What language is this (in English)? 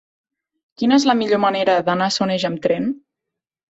Catalan